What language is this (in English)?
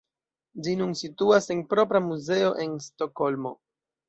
Esperanto